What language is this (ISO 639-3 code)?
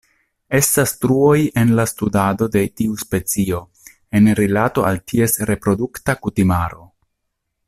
epo